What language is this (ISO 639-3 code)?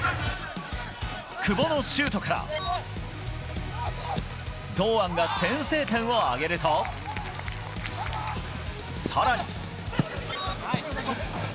jpn